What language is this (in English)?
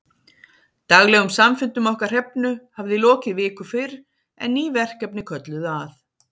Icelandic